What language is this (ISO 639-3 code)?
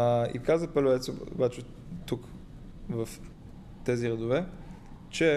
bul